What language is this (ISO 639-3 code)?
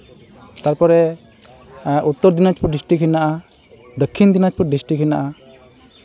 sat